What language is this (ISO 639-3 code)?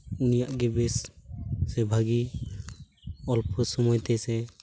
sat